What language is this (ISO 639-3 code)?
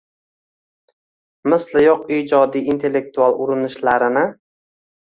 uzb